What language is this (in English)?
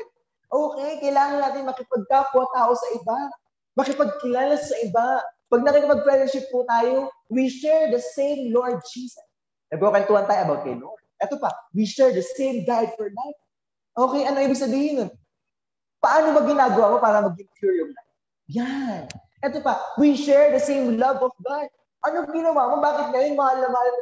Filipino